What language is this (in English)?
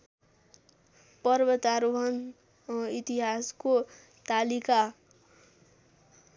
Nepali